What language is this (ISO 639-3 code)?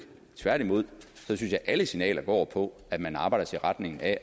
dan